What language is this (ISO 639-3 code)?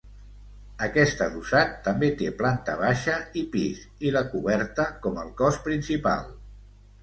cat